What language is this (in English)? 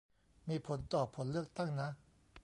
Thai